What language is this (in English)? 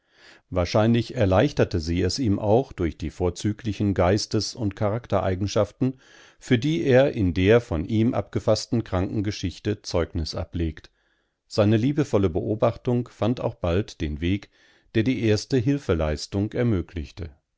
German